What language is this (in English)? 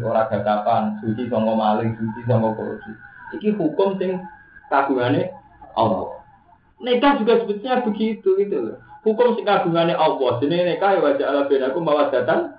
Indonesian